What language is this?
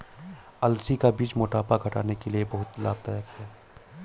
Hindi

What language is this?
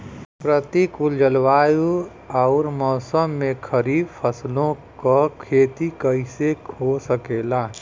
Bhojpuri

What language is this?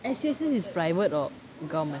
English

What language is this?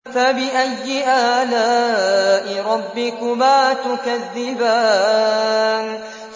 Arabic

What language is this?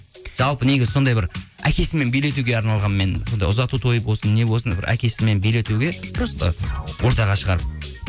Kazakh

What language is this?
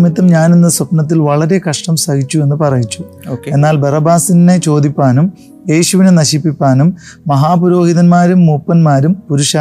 Malayalam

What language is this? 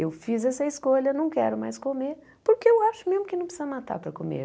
Portuguese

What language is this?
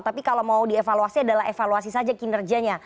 Indonesian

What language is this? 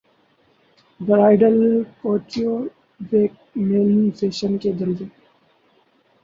Urdu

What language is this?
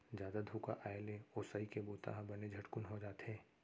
Chhattisgarhi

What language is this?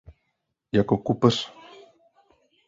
Czech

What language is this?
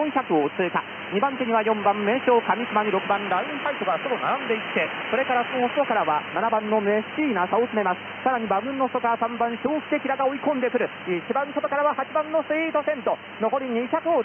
Japanese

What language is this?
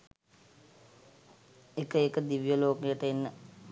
Sinhala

